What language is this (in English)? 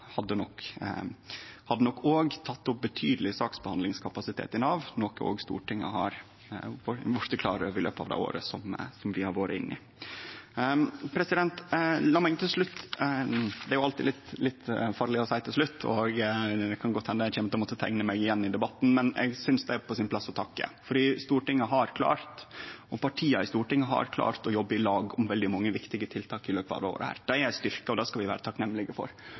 Norwegian Nynorsk